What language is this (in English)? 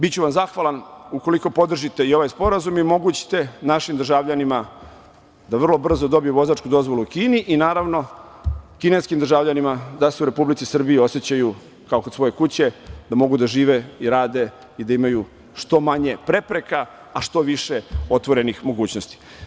Serbian